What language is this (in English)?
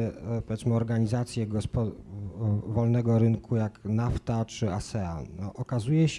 Polish